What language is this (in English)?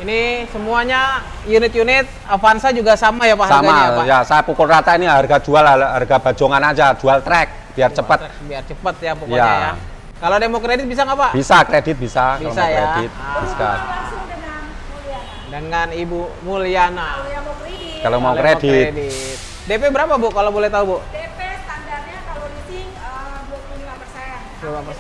Indonesian